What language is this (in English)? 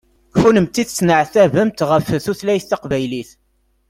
Kabyle